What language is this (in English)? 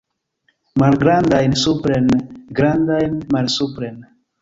Esperanto